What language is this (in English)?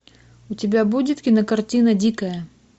Russian